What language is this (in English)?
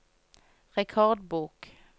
Norwegian